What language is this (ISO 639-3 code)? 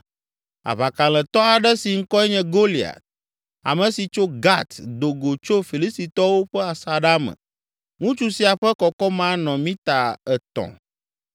ewe